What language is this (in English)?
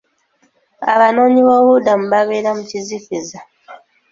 Ganda